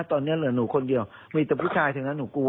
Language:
Thai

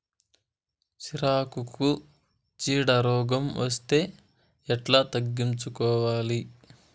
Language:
Telugu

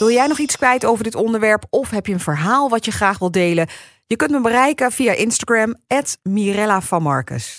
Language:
Dutch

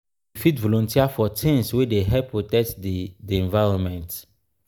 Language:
Nigerian Pidgin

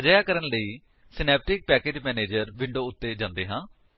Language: Punjabi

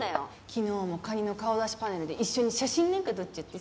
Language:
Japanese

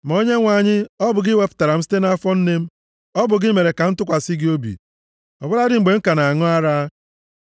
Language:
Igbo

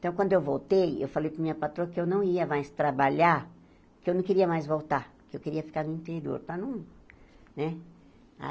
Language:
Portuguese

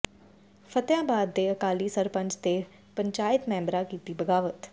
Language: Punjabi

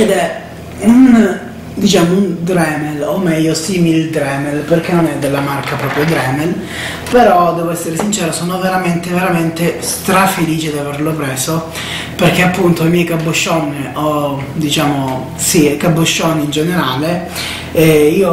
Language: Italian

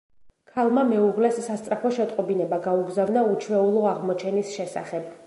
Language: Georgian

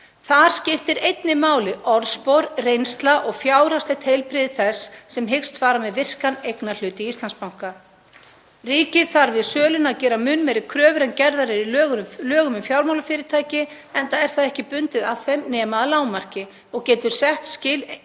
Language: Icelandic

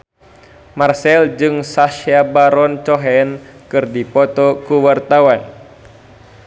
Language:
Sundanese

